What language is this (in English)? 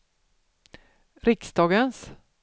Swedish